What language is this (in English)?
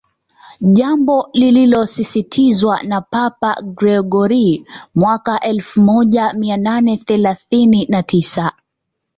Swahili